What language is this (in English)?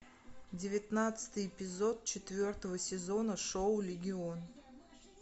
Russian